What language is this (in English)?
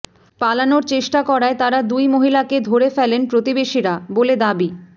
Bangla